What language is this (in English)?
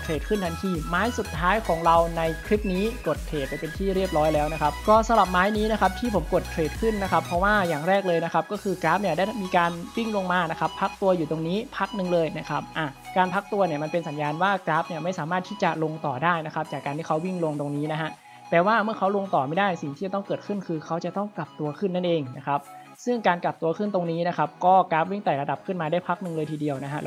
Thai